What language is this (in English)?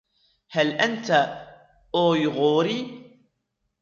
Arabic